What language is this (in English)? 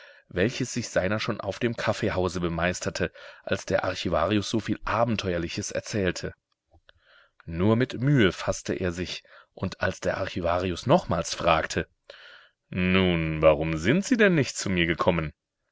German